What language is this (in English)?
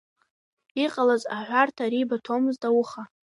Abkhazian